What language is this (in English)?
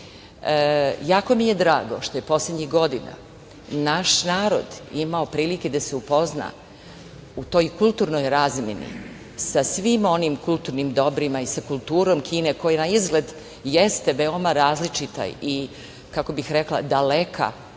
Serbian